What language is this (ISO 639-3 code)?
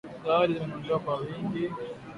swa